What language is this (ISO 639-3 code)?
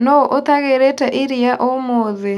kik